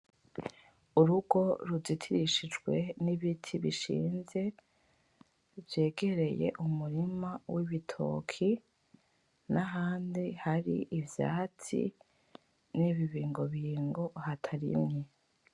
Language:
Rundi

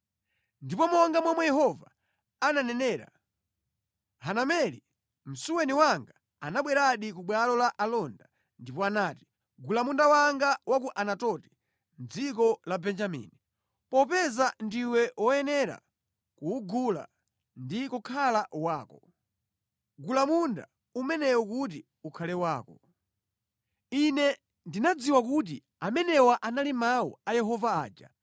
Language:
Nyanja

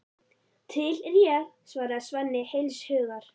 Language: Icelandic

